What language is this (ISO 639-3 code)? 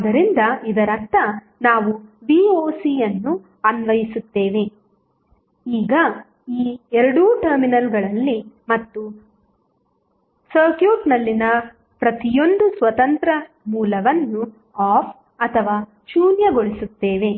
kan